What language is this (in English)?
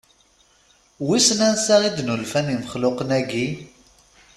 Kabyle